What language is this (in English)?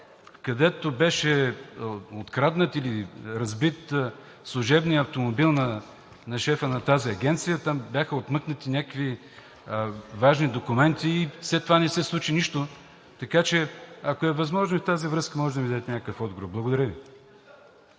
Bulgarian